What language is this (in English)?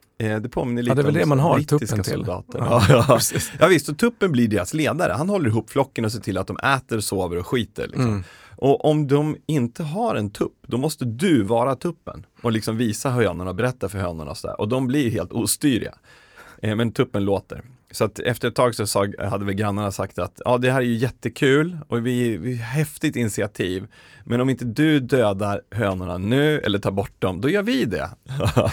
Swedish